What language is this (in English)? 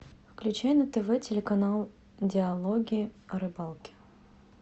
Russian